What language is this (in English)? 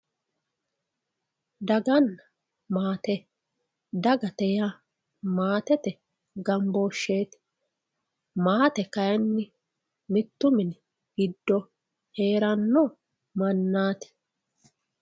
Sidamo